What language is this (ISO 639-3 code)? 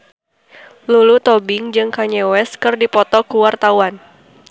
sun